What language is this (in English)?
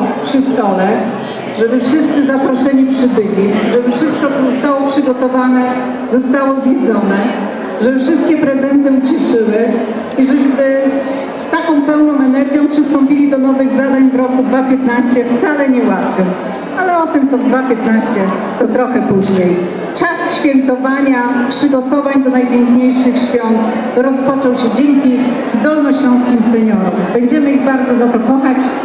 Polish